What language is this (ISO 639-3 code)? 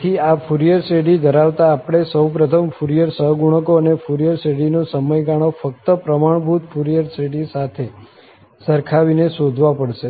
guj